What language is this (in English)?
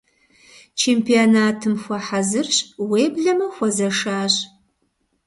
Kabardian